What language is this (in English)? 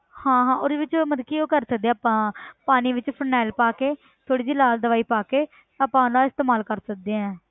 Punjabi